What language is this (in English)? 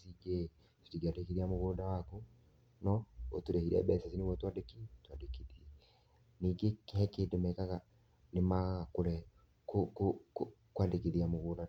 Kikuyu